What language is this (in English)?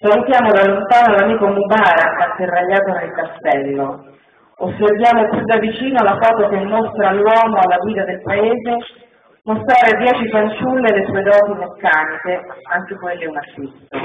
Italian